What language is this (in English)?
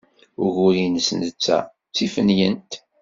Kabyle